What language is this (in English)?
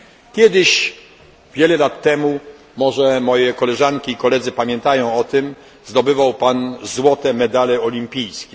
Polish